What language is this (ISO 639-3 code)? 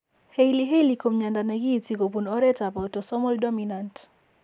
kln